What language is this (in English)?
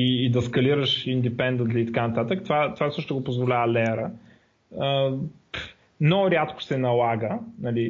Bulgarian